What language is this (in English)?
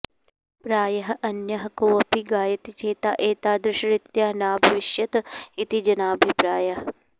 Sanskrit